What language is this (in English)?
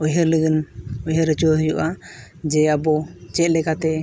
Santali